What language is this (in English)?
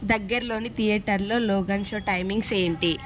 Telugu